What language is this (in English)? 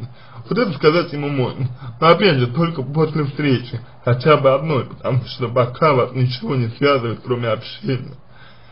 Russian